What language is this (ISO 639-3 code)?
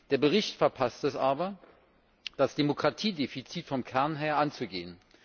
deu